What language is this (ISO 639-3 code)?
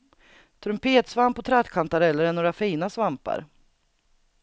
swe